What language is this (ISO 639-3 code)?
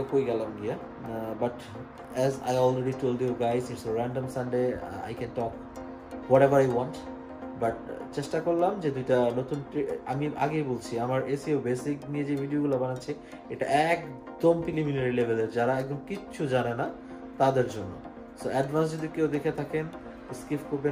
ben